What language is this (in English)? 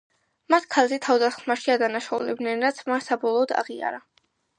Georgian